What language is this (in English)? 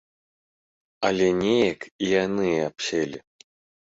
Belarusian